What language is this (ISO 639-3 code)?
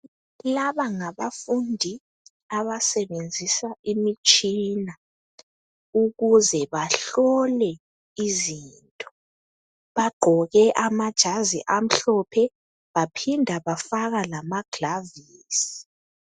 nde